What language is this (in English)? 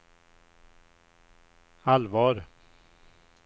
Swedish